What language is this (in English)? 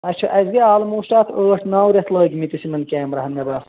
Kashmiri